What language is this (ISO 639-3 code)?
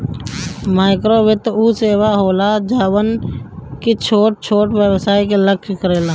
bho